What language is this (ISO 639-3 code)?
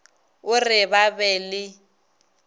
nso